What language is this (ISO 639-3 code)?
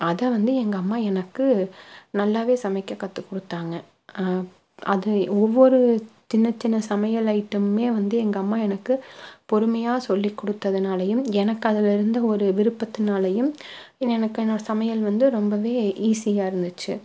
tam